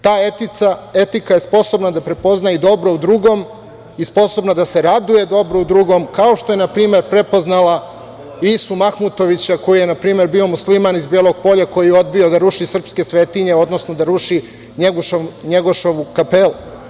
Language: Serbian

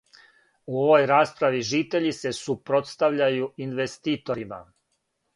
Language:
Serbian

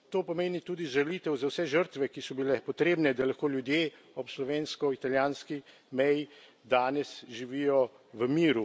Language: Slovenian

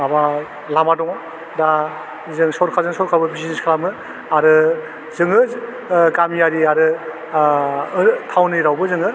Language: Bodo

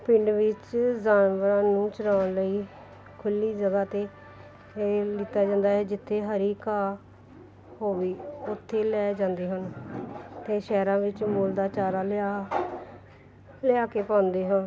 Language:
Punjabi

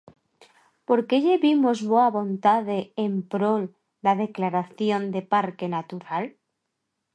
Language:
Galician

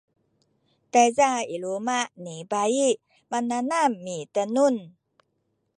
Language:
Sakizaya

